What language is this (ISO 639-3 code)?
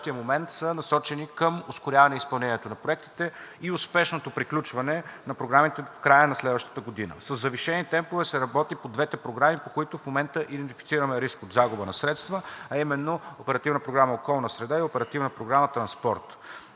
bul